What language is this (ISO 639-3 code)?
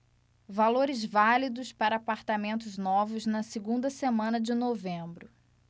por